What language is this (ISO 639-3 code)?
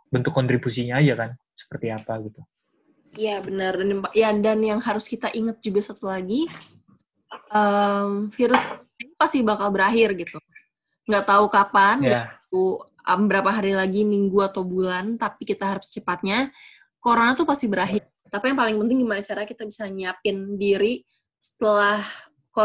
ind